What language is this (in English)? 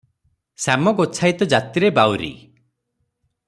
Odia